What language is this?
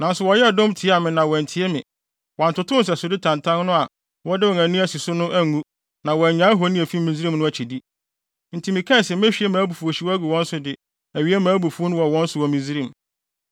Akan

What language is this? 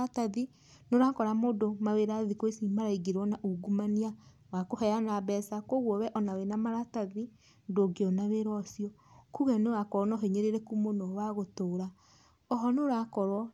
Kikuyu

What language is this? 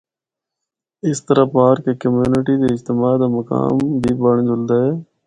Northern Hindko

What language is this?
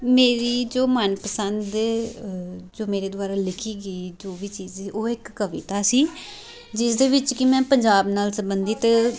Punjabi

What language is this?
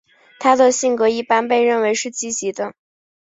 Chinese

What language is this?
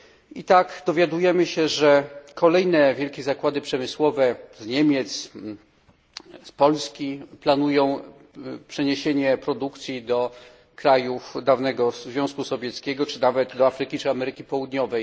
Polish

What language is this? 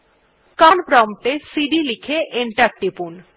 Bangla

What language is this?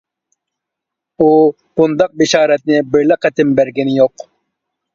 Uyghur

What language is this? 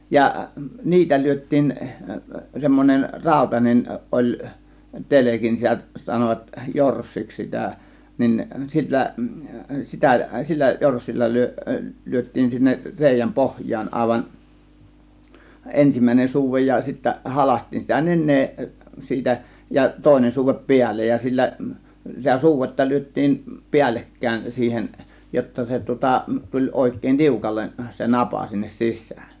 Finnish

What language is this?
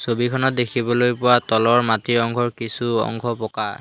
Assamese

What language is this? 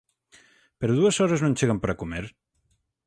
Galician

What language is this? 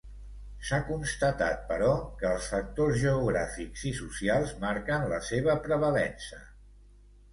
Catalan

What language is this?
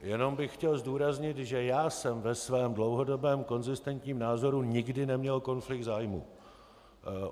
Czech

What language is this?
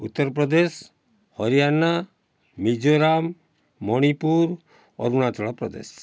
Odia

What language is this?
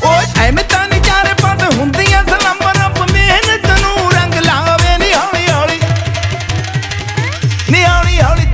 Punjabi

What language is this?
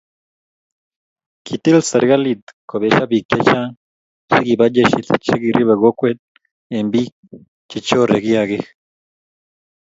Kalenjin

